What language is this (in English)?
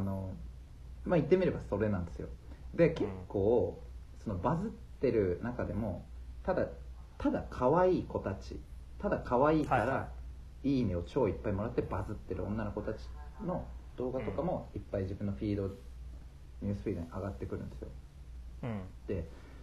Japanese